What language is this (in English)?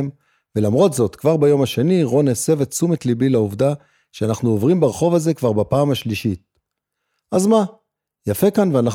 Hebrew